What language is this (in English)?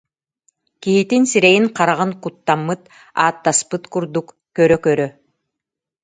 Yakut